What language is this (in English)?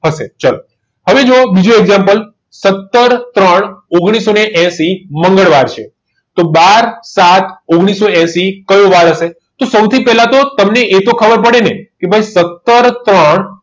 Gujarati